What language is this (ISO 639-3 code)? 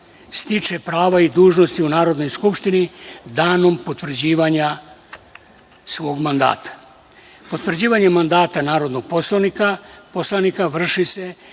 srp